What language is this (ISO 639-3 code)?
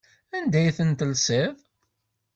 kab